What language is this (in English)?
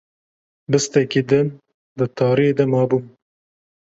Kurdish